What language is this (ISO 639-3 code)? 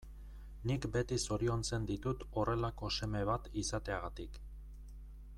eus